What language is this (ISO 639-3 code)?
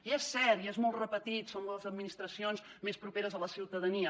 cat